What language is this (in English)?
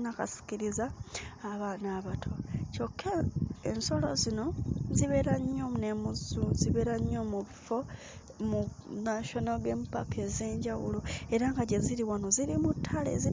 Ganda